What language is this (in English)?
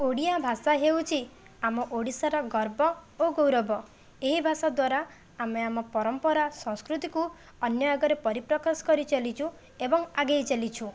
Odia